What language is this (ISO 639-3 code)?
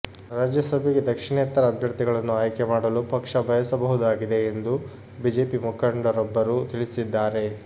kan